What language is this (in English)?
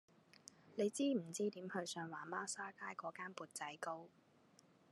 Cantonese